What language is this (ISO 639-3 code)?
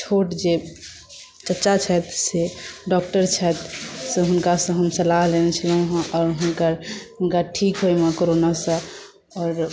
mai